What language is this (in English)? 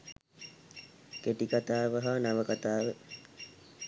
Sinhala